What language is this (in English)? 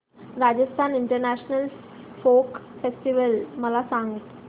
Marathi